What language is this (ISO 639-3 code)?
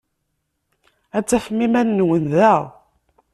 kab